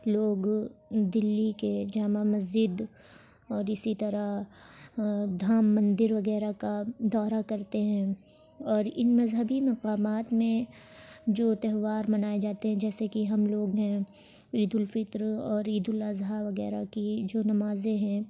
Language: Urdu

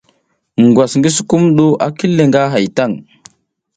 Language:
South Giziga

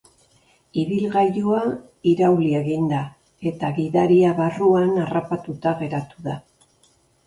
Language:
Basque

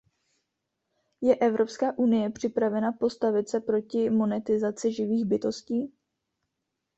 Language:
Czech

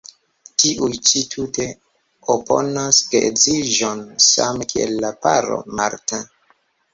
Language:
Esperanto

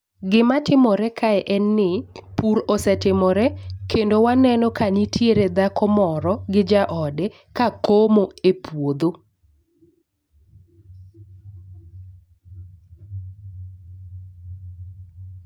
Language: Luo (Kenya and Tanzania)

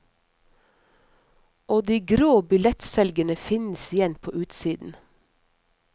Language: Norwegian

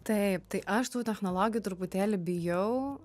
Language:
Lithuanian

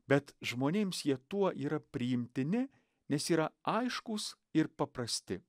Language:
Lithuanian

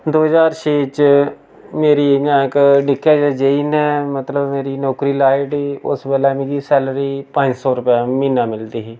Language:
Dogri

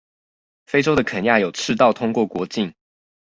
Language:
Chinese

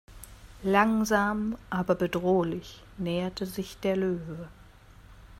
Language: German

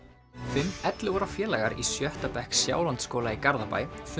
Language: Icelandic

